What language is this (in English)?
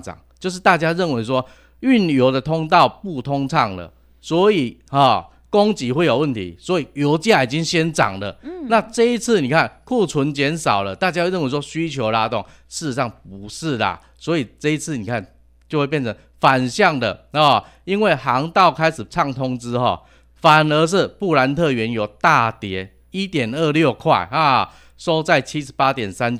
Chinese